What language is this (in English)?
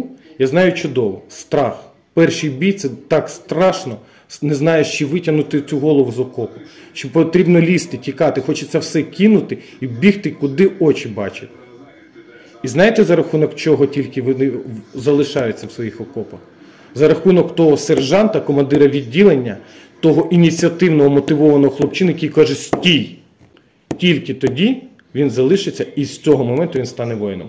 Ukrainian